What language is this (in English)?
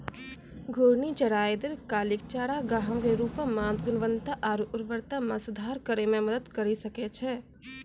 Maithili